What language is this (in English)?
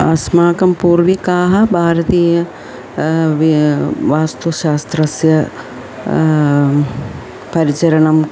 Sanskrit